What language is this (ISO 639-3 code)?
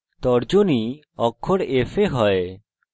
ben